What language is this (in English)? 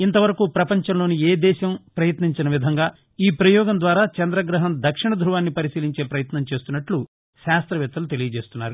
Telugu